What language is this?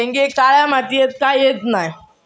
Marathi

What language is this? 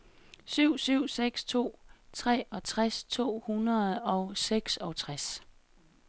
Danish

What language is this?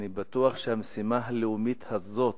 Hebrew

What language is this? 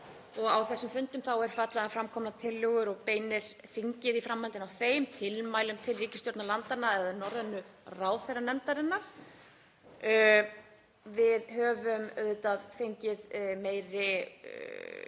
Icelandic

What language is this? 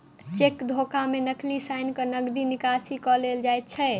Maithili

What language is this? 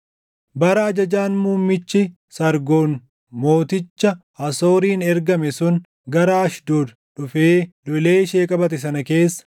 Oromo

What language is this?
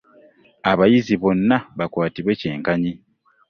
Ganda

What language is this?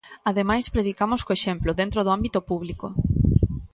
Galician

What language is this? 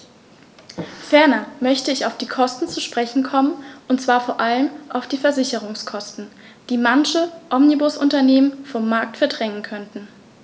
German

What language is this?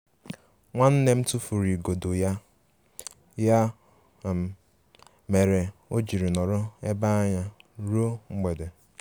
Igbo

